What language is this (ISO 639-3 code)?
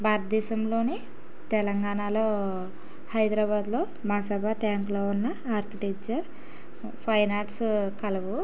tel